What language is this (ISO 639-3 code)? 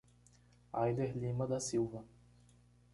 por